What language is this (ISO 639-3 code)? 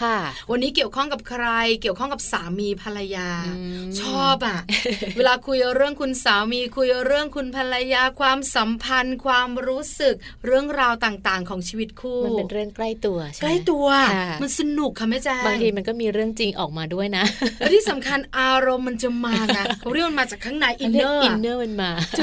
tha